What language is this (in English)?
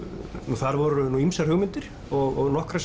Icelandic